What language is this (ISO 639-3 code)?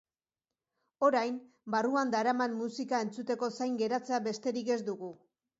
eus